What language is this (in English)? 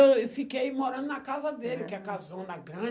Portuguese